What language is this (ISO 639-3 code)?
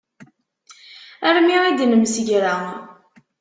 kab